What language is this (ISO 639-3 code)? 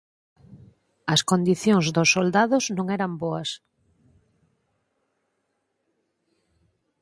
glg